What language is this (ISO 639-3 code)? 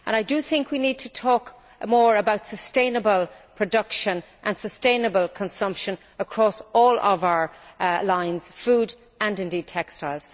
eng